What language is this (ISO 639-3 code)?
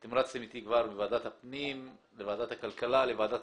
heb